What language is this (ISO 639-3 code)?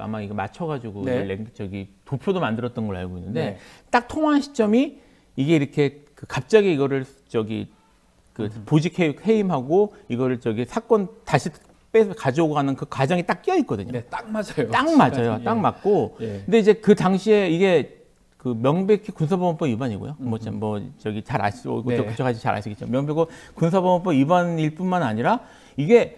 kor